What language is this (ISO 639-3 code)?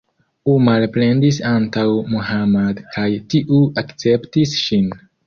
epo